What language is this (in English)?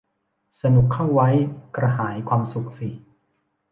Thai